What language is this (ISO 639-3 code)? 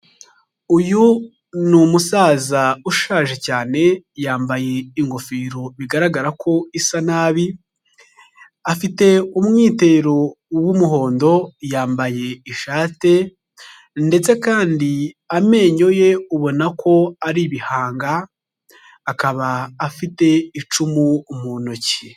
kin